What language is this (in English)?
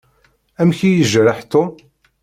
Kabyle